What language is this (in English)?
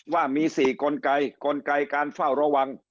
Thai